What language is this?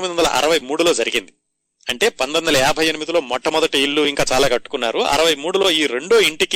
Telugu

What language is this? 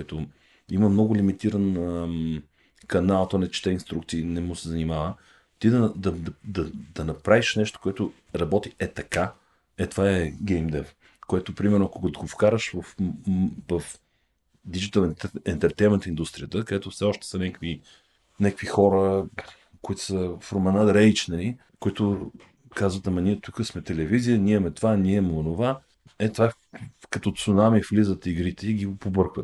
Bulgarian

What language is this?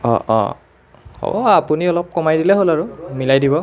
Assamese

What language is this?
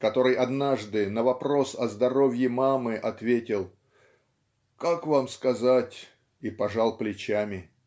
Russian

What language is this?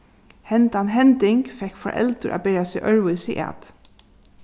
Faroese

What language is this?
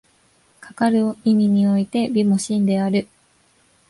Japanese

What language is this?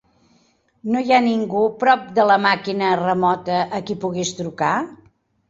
Catalan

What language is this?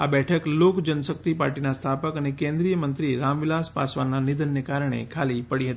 Gujarati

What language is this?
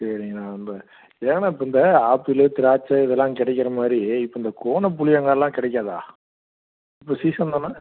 Tamil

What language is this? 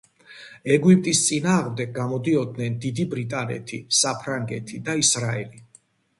Georgian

